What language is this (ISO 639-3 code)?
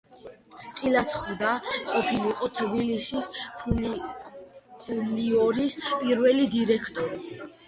kat